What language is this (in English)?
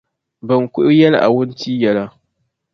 Dagbani